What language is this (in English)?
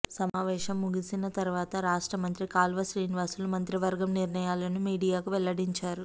Telugu